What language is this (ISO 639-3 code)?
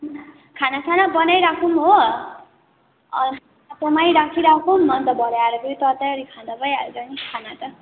nep